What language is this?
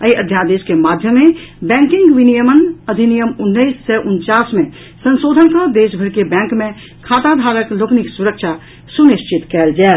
Maithili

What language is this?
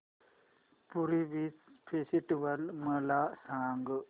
Marathi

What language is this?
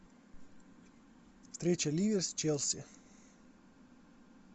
Russian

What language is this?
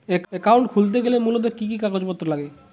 Bangla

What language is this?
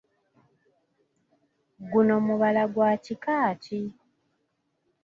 Ganda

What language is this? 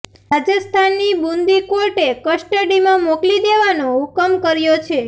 Gujarati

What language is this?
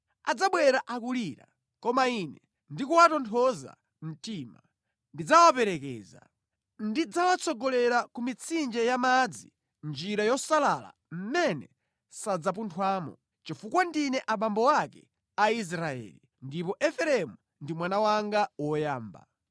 Nyanja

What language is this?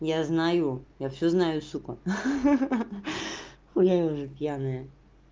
Russian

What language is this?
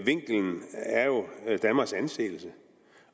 Danish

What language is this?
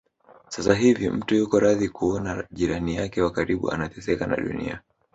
Swahili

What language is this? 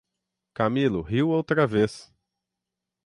Portuguese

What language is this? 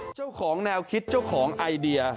Thai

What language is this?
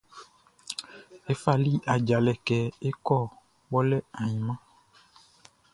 Baoulé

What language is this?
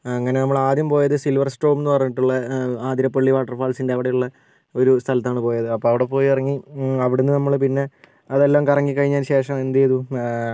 Malayalam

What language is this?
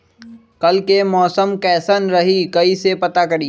Magahi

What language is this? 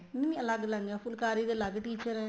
Punjabi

